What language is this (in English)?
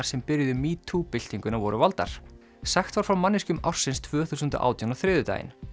Icelandic